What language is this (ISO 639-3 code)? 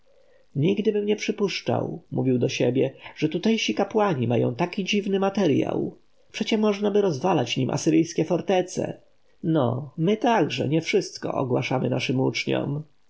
pol